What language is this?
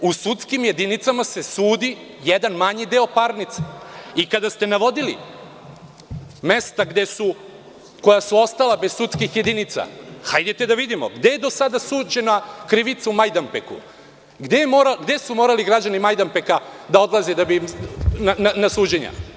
Serbian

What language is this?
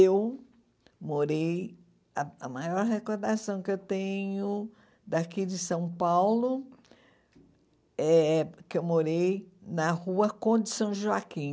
Portuguese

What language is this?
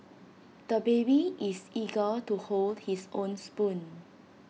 English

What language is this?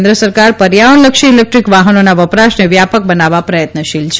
Gujarati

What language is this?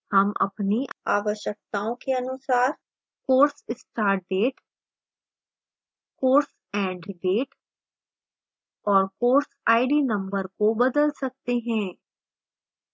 Hindi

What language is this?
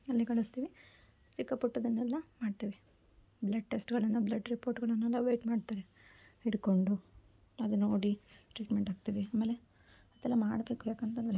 Kannada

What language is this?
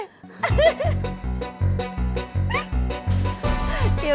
Indonesian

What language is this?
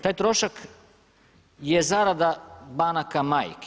Croatian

